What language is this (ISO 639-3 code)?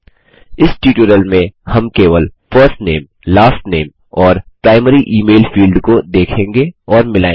hin